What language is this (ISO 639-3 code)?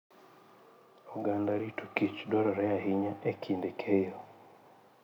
luo